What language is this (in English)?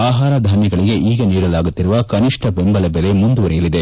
Kannada